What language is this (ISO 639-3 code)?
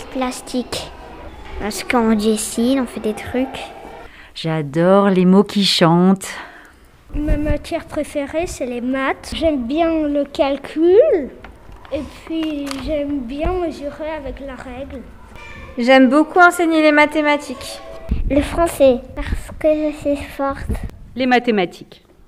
fra